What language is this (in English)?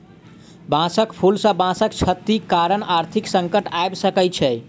Maithili